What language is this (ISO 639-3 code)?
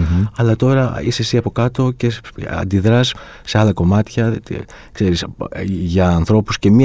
ell